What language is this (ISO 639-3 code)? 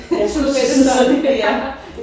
dan